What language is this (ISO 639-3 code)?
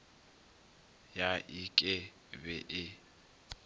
nso